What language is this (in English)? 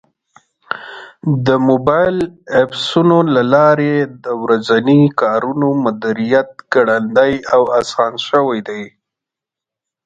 Pashto